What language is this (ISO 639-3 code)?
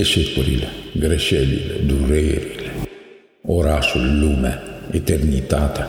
ron